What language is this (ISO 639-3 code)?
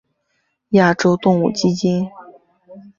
zho